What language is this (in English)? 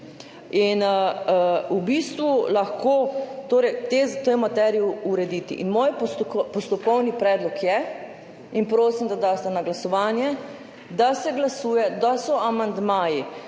Slovenian